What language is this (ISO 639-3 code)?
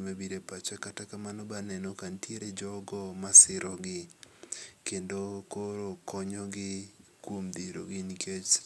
luo